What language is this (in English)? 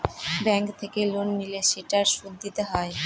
Bangla